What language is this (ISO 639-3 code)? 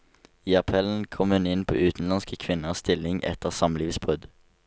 nor